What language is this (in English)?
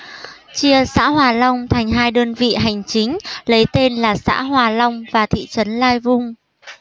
Vietnamese